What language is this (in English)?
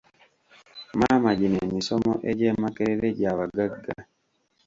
Ganda